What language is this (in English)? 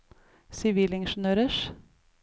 Norwegian